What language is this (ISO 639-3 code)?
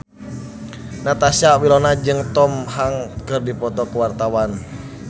sun